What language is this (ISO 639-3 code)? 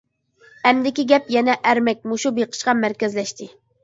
uig